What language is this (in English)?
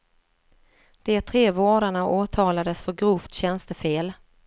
Swedish